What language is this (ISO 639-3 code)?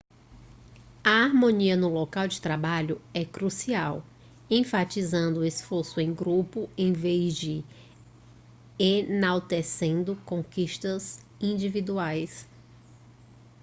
por